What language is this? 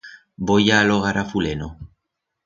Aragonese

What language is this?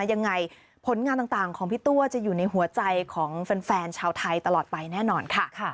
Thai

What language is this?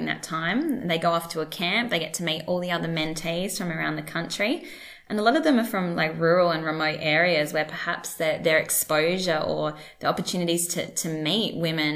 English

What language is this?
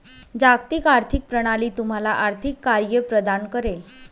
Marathi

